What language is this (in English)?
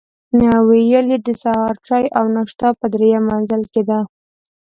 Pashto